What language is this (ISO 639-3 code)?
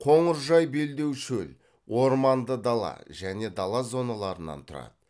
kaz